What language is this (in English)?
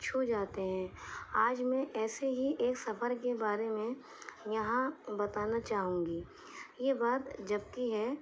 Urdu